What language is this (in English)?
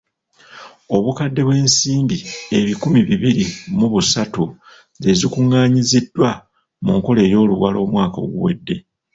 Ganda